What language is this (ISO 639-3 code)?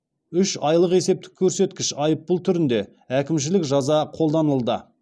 kaz